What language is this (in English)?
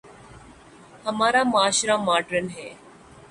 Urdu